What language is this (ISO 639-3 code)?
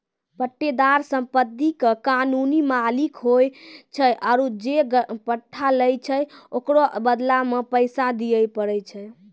mai